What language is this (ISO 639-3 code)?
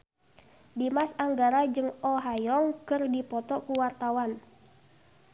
sun